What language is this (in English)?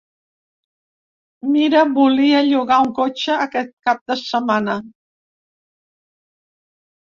Catalan